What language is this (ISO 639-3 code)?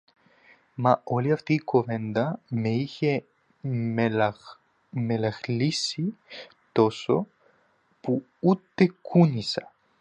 ell